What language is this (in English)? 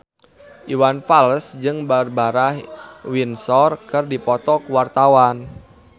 Sundanese